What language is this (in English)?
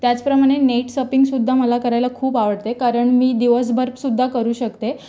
Marathi